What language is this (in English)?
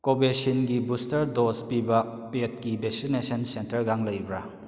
Manipuri